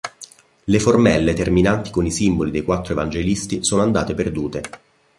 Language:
Italian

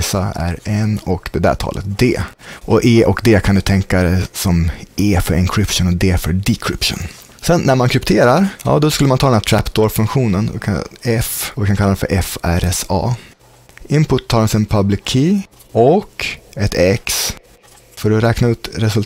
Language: Swedish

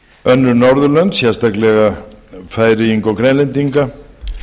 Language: Icelandic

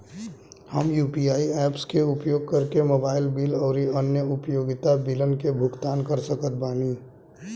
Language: Bhojpuri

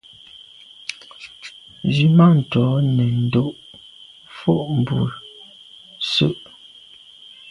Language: Medumba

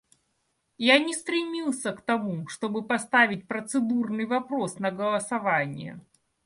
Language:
Russian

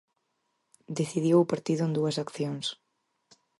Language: Galician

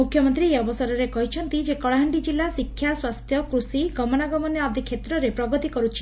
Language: Odia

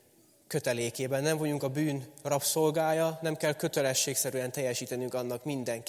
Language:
Hungarian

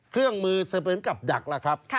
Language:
Thai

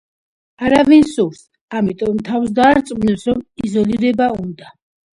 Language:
Georgian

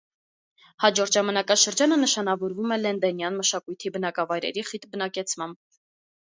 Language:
Armenian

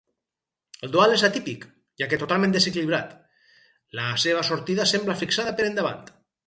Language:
Catalan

